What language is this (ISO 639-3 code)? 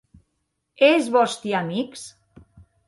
oci